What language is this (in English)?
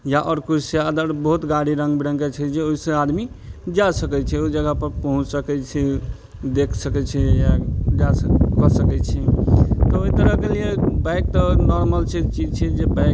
Maithili